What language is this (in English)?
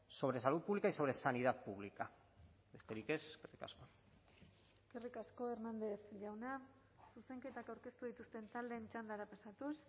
Basque